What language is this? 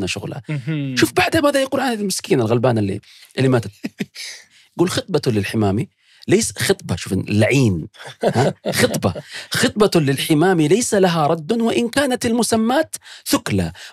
Arabic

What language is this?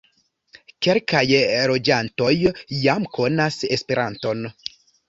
Esperanto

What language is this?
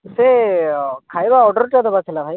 Odia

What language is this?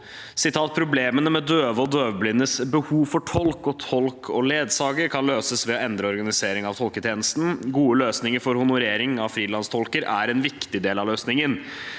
Norwegian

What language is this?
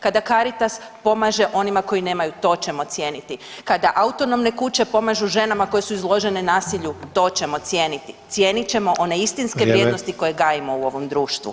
Croatian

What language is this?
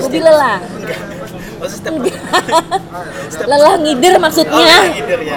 Indonesian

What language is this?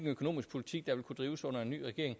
Danish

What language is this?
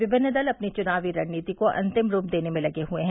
Hindi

